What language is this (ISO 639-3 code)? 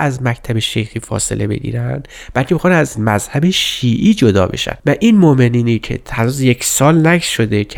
fas